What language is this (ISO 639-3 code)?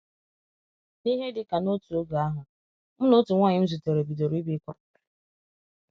ibo